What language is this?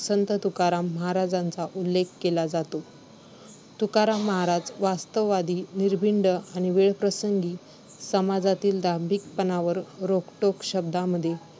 Marathi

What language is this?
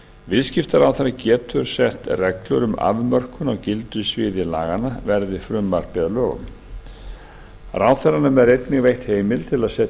Icelandic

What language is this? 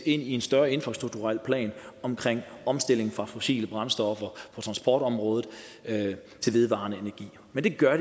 Danish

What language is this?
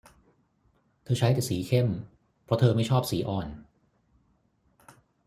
Thai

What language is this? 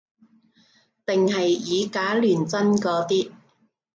Cantonese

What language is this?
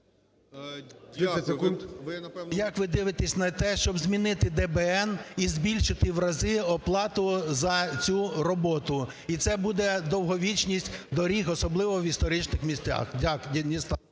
Ukrainian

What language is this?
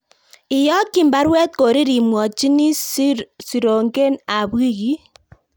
Kalenjin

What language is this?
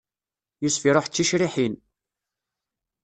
Kabyle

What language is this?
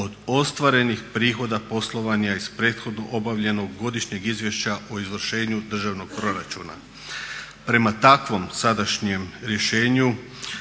Croatian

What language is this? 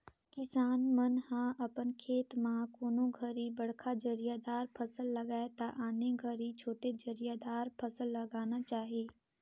Chhattisgarhi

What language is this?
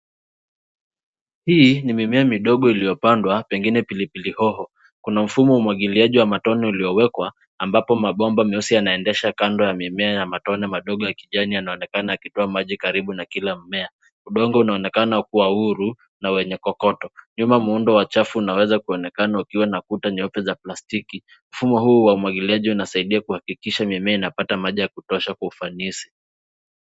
Swahili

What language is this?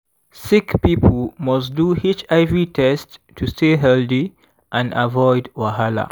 Nigerian Pidgin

